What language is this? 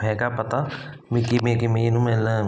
Punjabi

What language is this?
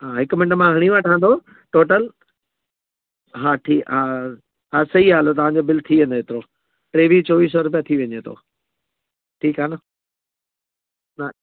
Sindhi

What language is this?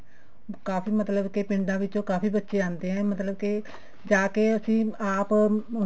Punjabi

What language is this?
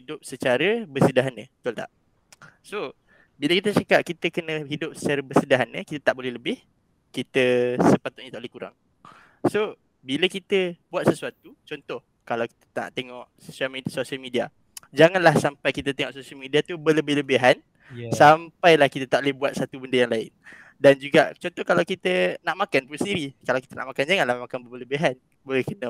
Malay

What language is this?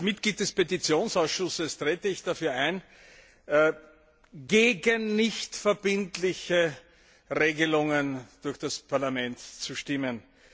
German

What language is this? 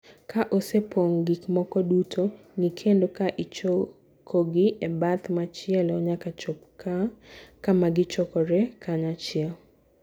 Luo (Kenya and Tanzania)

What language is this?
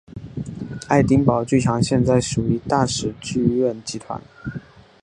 Chinese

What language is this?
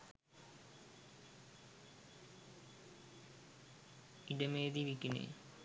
Sinhala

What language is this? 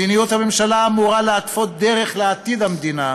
Hebrew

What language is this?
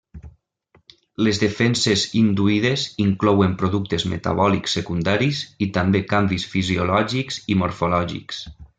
Catalan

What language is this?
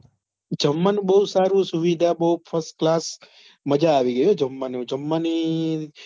Gujarati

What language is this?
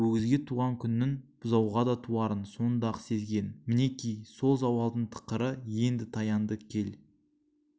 Kazakh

